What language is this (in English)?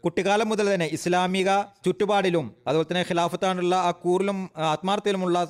Malayalam